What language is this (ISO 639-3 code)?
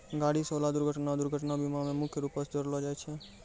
mai